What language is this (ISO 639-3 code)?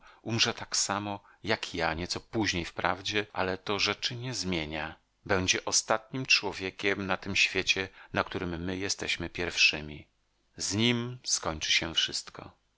pol